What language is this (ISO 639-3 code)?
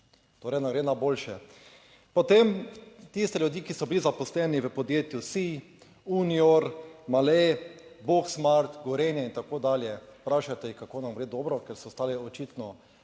slv